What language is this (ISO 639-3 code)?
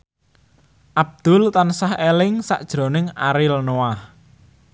jav